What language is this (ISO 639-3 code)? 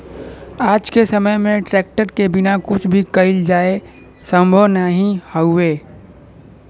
bho